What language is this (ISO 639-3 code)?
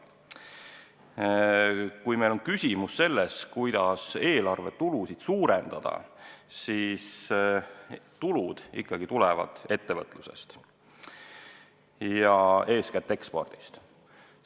est